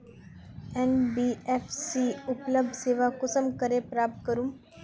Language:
Magahi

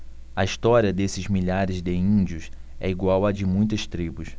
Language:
Portuguese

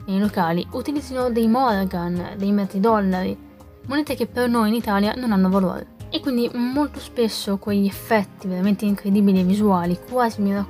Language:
Italian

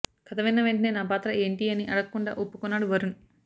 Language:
Telugu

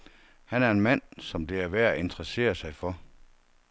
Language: Danish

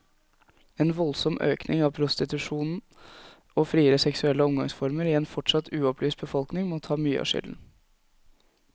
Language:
Norwegian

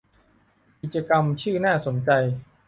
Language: Thai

